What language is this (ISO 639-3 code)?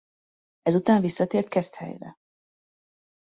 hun